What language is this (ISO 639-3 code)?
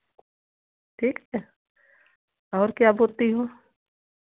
hin